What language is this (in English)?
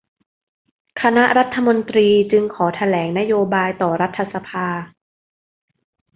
Thai